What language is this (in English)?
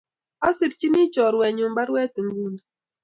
Kalenjin